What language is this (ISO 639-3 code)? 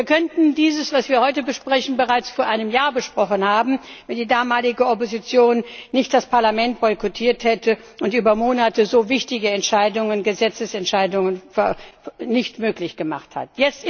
deu